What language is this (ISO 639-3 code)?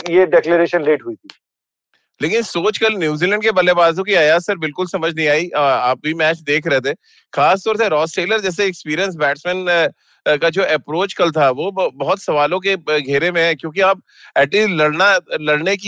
hin